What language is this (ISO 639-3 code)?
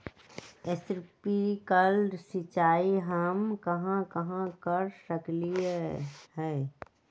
mag